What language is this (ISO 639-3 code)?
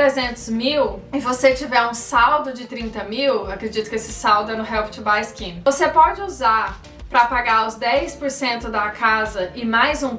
por